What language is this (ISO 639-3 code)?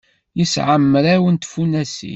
kab